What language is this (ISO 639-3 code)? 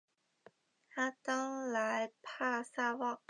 zho